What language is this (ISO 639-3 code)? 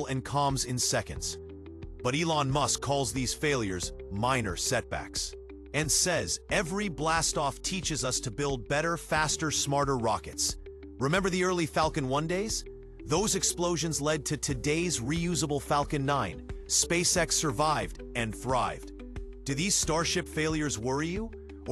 eng